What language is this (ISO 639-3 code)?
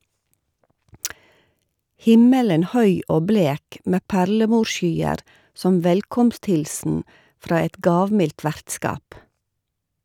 nor